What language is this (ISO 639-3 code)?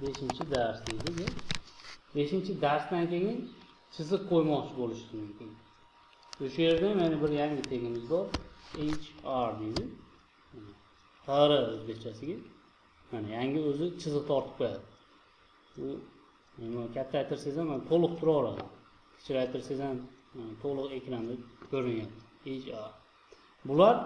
tur